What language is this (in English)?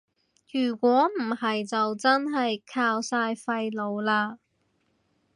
Cantonese